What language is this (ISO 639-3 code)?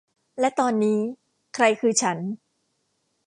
tha